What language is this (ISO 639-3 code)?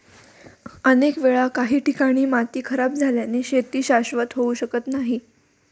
mar